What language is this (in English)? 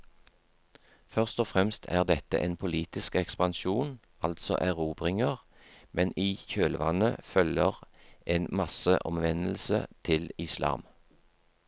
Norwegian